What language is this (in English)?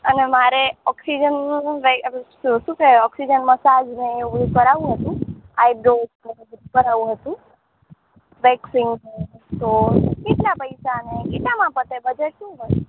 Gujarati